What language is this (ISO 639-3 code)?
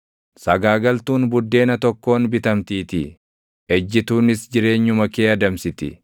orm